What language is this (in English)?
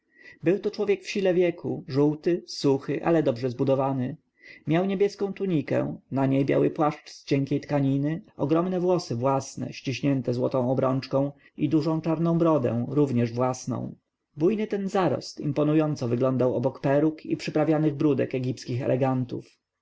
Polish